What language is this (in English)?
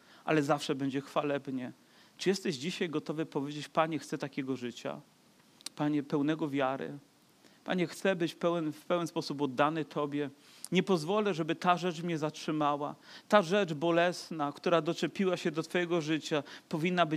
Polish